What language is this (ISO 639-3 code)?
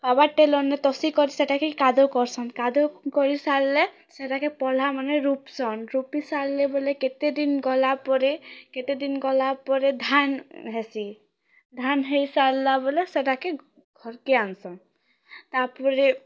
ori